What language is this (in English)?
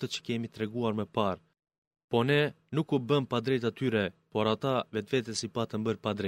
Greek